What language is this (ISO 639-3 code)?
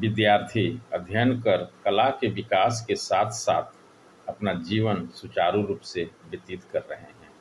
hin